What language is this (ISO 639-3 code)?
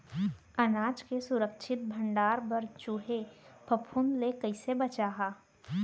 hne